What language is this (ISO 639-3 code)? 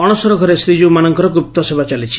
ori